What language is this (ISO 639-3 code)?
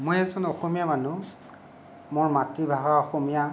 asm